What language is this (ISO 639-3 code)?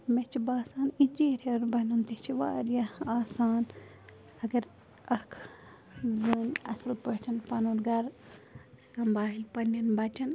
kas